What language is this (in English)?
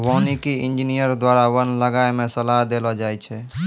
Maithili